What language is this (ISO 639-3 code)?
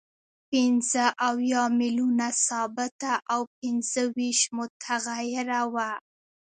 pus